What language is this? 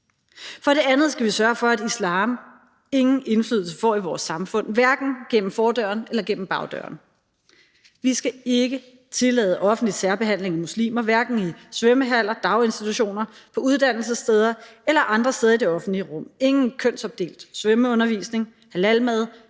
Danish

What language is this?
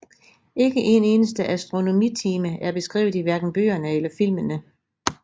Danish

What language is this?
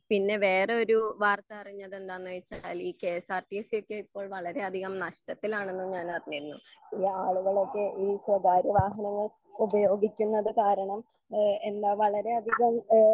Malayalam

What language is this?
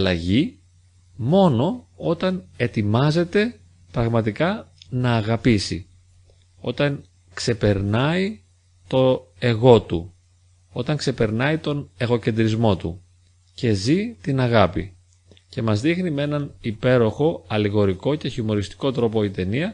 Greek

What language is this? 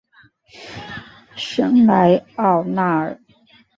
Chinese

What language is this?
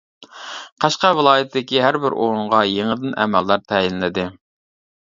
Uyghur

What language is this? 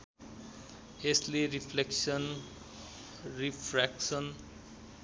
Nepali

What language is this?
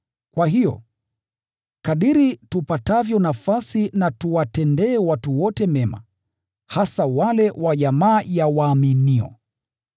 Swahili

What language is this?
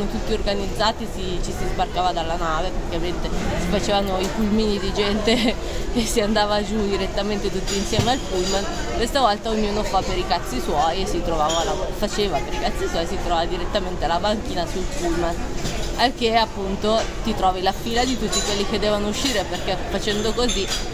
Italian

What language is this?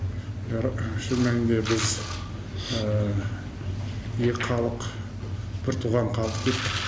Kazakh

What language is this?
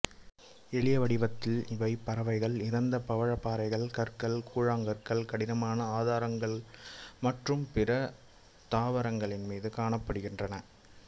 Tamil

